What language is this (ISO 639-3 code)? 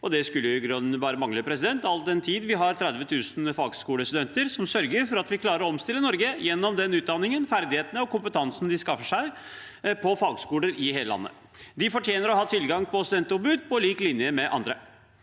nor